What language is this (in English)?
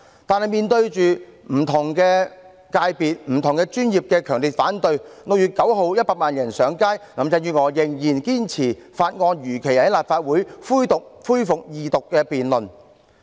Cantonese